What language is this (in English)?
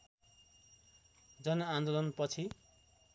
Nepali